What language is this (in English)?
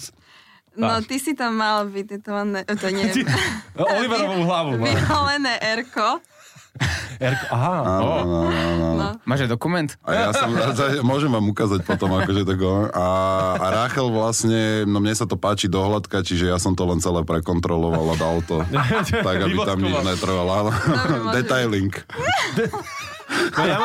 Slovak